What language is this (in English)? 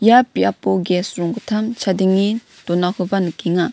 Garo